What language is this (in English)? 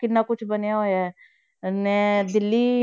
Punjabi